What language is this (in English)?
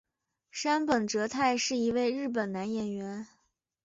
Chinese